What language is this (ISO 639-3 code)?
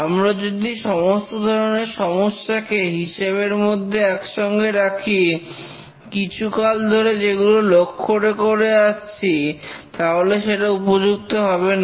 ben